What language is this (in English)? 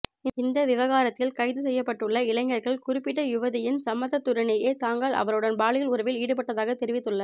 Tamil